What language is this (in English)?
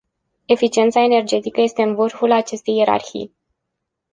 Romanian